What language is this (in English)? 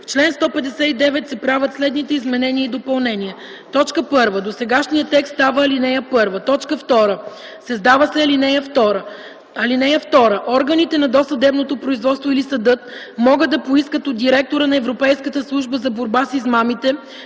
Bulgarian